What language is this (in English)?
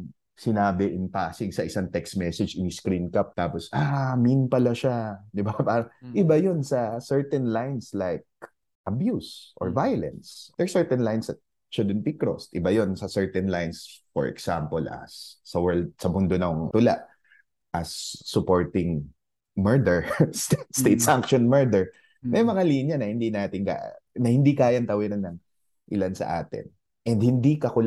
Filipino